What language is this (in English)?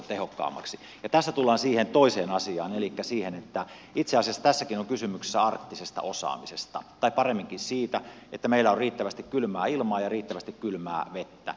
Finnish